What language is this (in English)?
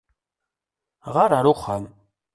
Kabyle